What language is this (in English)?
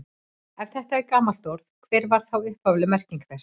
Icelandic